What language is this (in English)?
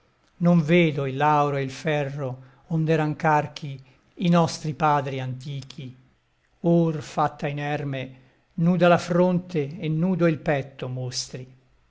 Italian